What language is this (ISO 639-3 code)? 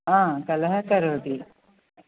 san